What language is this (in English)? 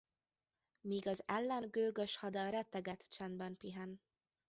Hungarian